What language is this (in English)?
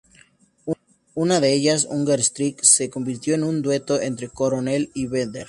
Spanish